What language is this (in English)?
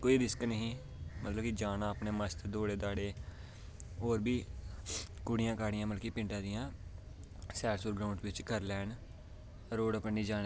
Dogri